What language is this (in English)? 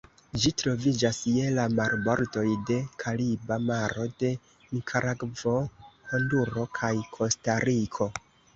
Esperanto